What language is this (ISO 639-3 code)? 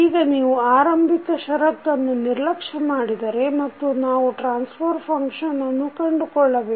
kan